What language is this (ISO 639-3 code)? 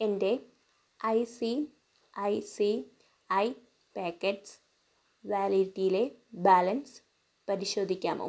mal